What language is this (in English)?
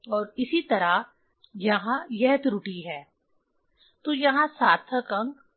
Hindi